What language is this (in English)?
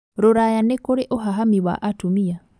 Kikuyu